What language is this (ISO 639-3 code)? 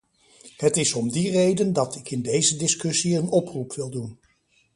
nld